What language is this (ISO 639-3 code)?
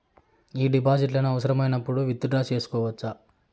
tel